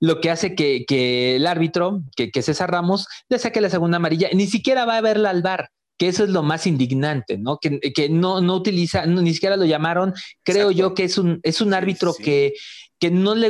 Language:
Spanish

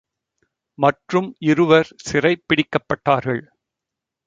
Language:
Tamil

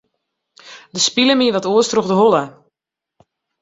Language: Western Frisian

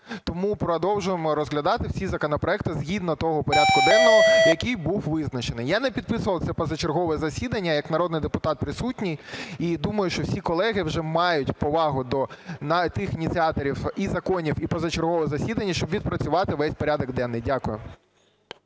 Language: Ukrainian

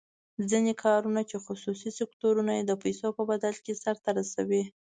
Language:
Pashto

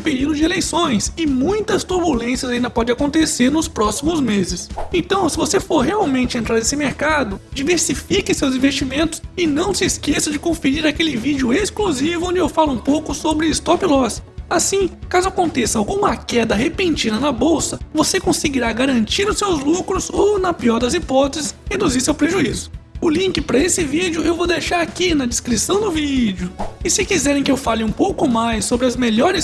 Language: Portuguese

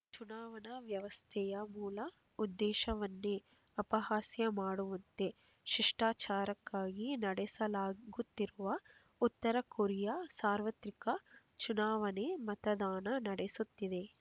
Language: Kannada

